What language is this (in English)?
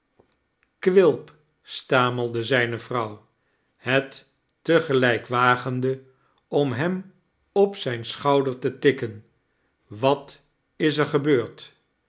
Dutch